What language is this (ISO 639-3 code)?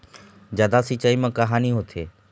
hne